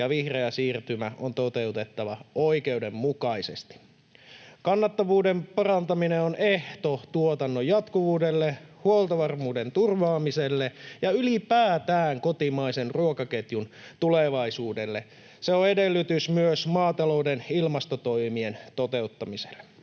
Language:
Finnish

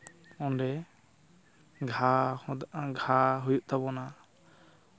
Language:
Santali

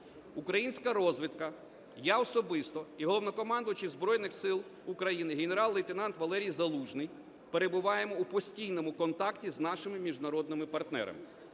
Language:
Ukrainian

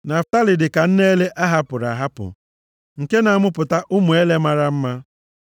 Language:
Igbo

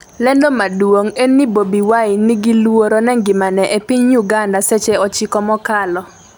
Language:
Luo (Kenya and Tanzania)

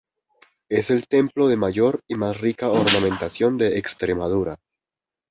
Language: Spanish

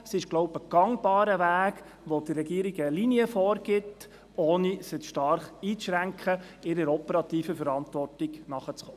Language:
Swiss German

